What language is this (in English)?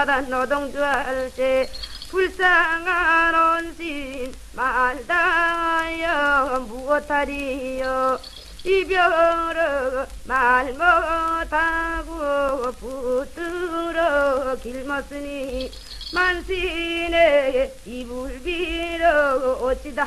Korean